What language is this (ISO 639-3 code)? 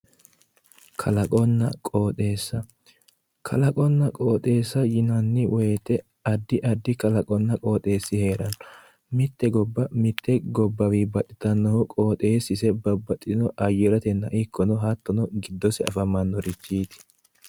sid